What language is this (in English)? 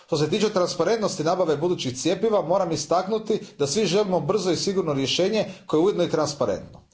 Croatian